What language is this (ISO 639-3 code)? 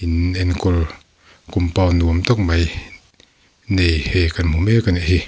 lus